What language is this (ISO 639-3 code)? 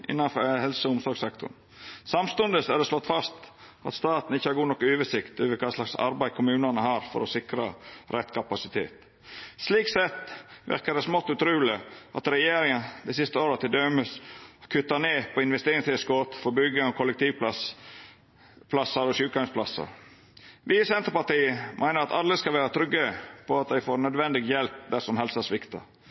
nno